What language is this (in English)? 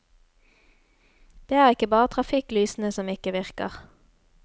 Norwegian